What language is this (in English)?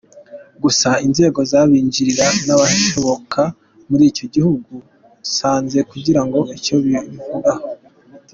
Kinyarwanda